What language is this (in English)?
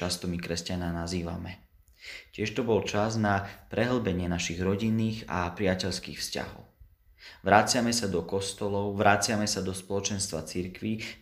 Slovak